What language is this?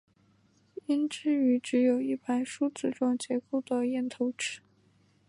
Chinese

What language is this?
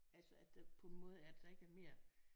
Danish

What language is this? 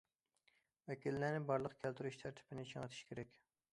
Uyghur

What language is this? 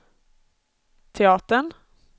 Swedish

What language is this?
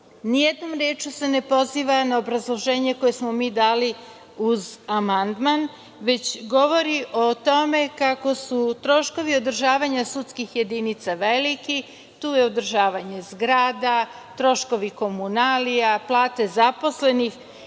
Serbian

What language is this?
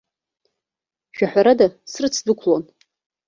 Abkhazian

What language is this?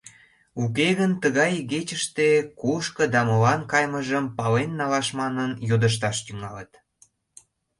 Mari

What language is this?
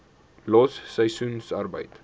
Afrikaans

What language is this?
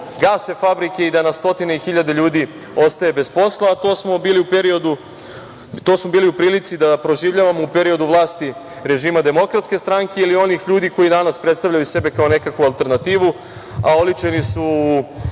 Serbian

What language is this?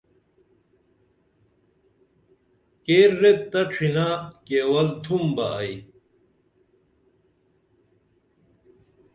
Dameli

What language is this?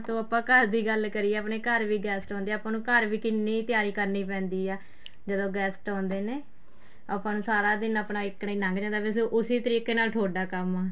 Punjabi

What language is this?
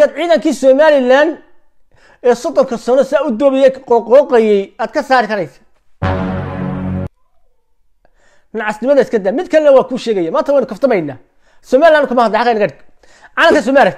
Arabic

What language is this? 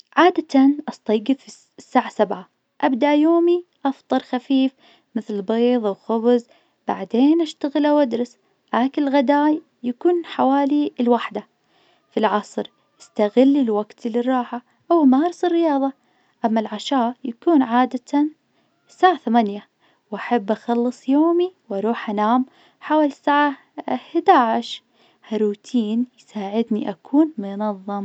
Najdi Arabic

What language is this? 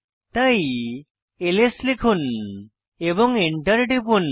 Bangla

